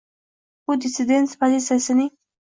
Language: Uzbek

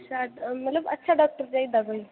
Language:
Dogri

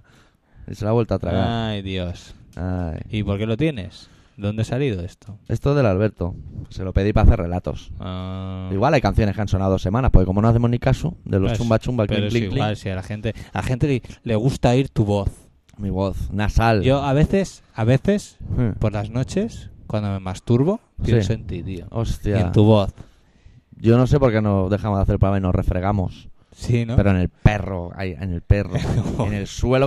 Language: Spanish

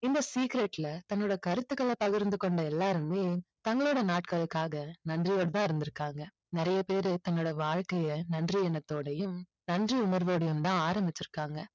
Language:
Tamil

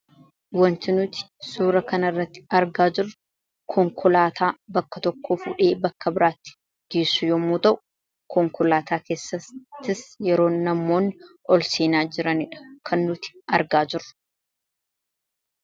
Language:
Oromo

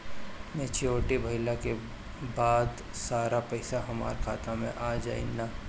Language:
Bhojpuri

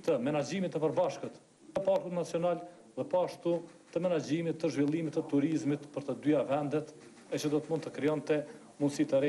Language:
Romanian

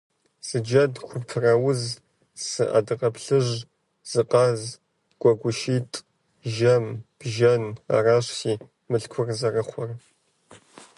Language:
Kabardian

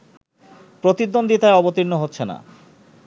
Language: Bangla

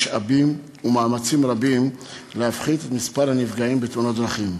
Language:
Hebrew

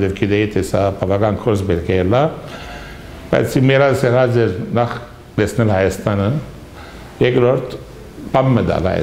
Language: Romanian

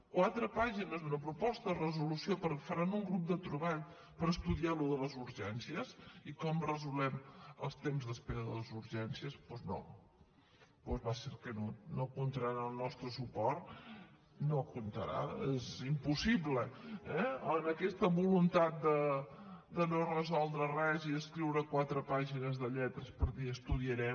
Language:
Catalan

